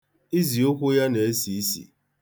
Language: Igbo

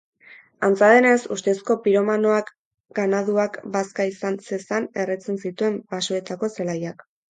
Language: Basque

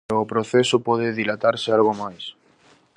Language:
Galician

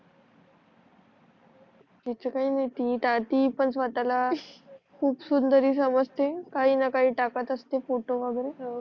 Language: Marathi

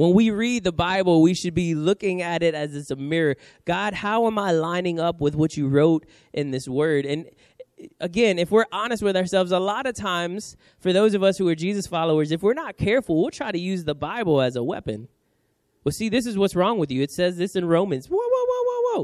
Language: English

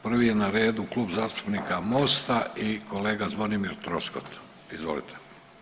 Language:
Croatian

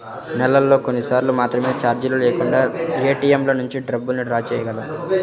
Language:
Telugu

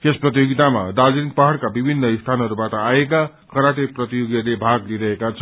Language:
Nepali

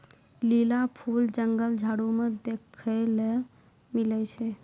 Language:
Maithili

